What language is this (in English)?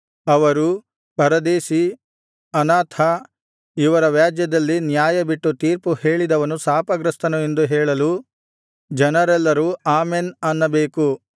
Kannada